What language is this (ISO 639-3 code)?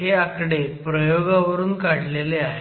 mar